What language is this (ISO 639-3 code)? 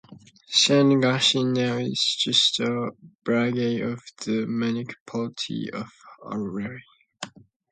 eng